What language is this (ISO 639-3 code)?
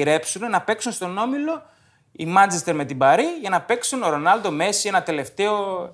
ell